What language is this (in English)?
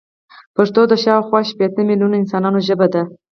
Pashto